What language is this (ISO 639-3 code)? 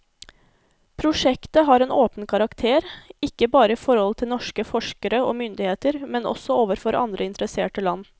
nor